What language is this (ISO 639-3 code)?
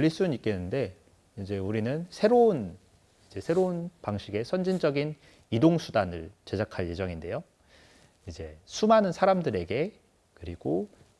kor